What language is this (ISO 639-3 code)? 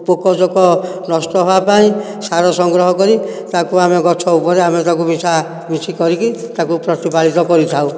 ori